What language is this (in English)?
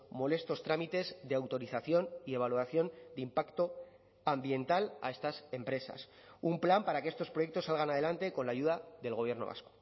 Spanish